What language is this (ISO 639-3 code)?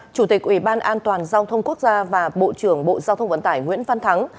vie